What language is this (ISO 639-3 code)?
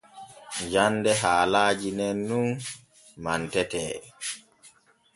fue